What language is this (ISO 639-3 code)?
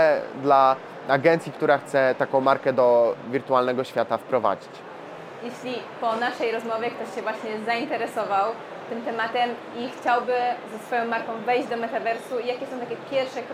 pol